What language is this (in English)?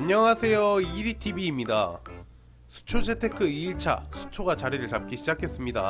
Korean